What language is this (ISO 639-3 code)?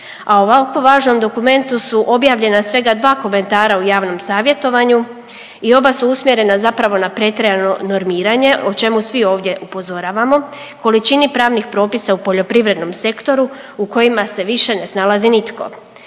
hrv